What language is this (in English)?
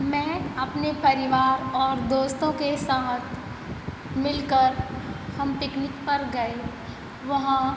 Hindi